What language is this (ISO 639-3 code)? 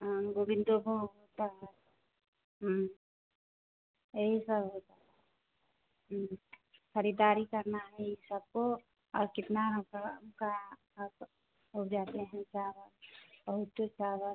hin